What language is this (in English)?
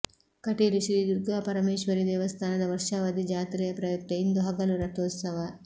Kannada